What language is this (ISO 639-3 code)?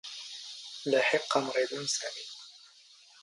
zgh